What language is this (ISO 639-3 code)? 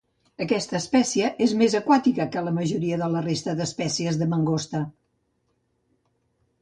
cat